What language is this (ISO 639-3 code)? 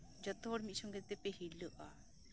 sat